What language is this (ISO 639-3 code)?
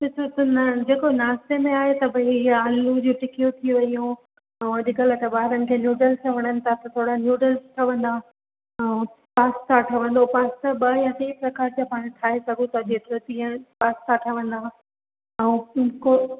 snd